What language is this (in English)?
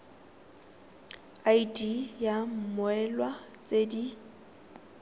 Tswana